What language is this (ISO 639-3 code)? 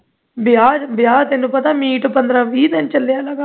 pan